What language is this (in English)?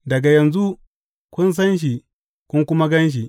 Hausa